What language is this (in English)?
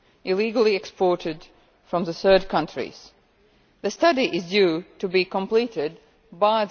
English